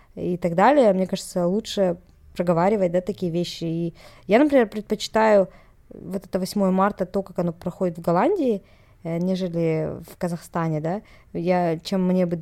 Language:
Russian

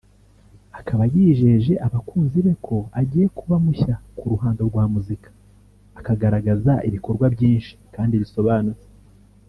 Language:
Kinyarwanda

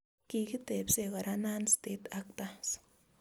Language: Kalenjin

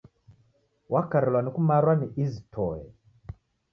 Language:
Taita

